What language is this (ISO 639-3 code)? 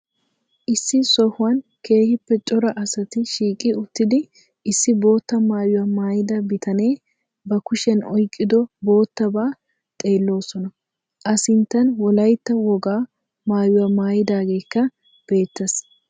wal